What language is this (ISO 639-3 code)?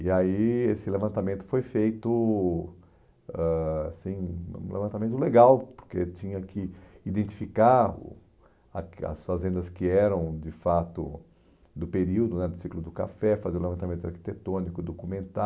por